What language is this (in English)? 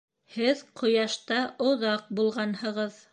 Bashkir